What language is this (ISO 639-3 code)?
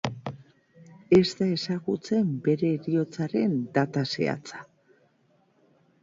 eus